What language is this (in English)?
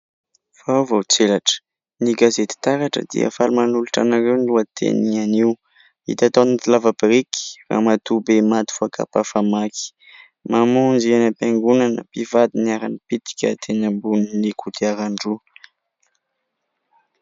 Malagasy